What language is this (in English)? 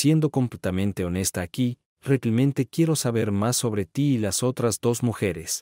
Spanish